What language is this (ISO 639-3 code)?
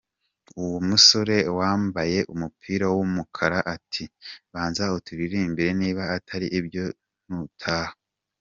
kin